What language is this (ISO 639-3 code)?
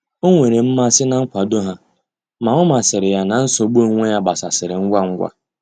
ibo